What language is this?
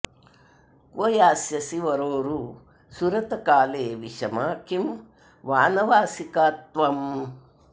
Sanskrit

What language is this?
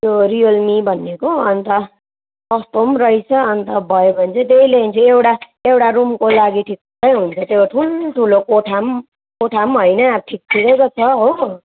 Nepali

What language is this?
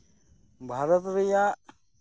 Santali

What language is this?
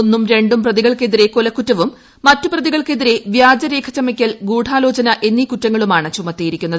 Malayalam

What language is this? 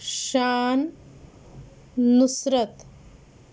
Urdu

